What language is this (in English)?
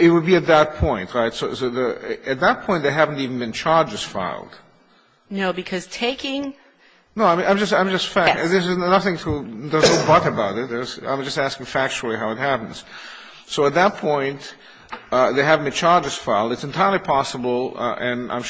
English